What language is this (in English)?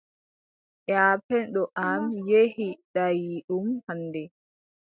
Adamawa Fulfulde